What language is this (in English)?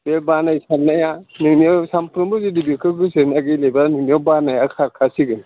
Bodo